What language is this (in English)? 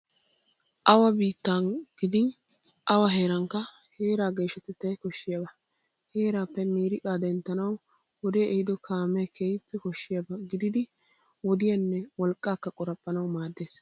Wolaytta